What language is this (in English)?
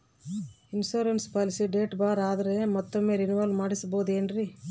Kannada